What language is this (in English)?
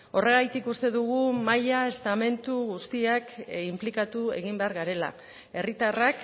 Basque